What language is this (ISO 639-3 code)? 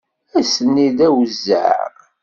kab